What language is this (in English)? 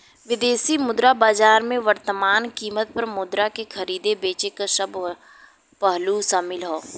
Bhojpuri